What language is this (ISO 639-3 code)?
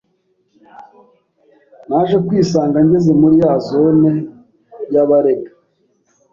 kin